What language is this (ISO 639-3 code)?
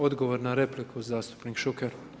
hrv